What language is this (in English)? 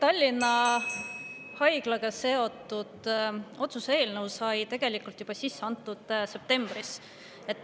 Estonian